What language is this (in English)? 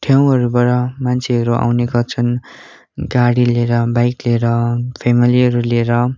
Nepali